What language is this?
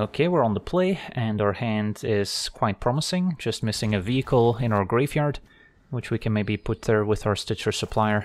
English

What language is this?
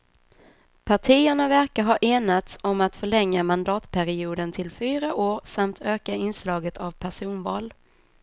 Swedish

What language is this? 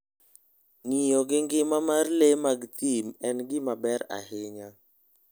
Luo (Kenya and Tanzania)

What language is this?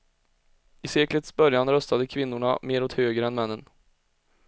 Swedish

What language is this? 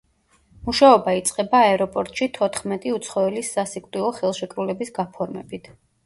Georgian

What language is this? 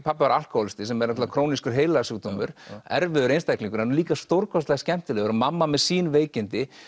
Icelandic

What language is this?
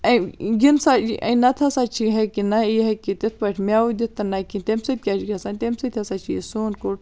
Kashmiri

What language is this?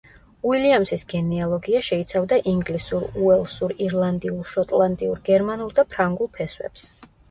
Georgian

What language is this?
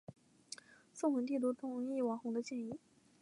Chinese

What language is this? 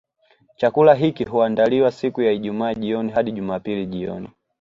Swahili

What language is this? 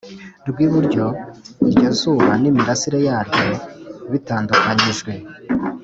Kinyarwanda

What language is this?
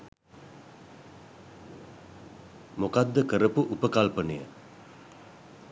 Sinhala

